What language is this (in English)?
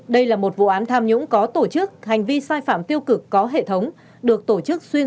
Vietnamese